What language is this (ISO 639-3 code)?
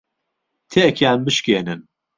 ckb